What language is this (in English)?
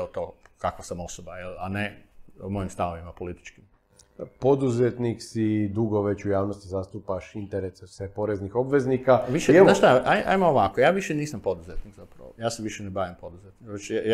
Croatian